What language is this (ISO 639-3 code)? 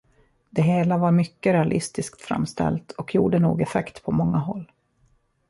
swe